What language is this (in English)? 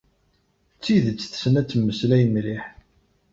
Kabyle